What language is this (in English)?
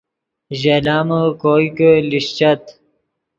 Yidgha